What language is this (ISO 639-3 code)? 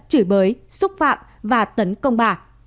vie